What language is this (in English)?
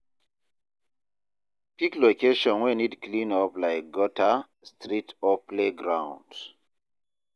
Nigerian Pidgin